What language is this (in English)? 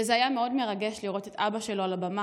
Hebrew